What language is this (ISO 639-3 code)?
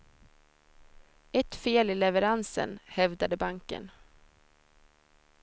swe